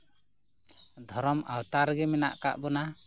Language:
Santali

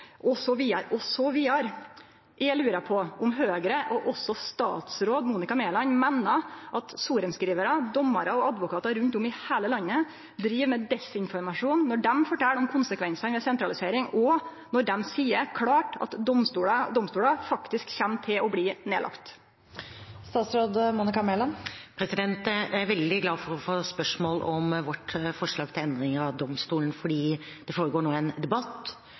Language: Norwegian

